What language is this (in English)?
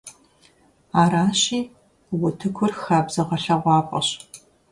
Kabardian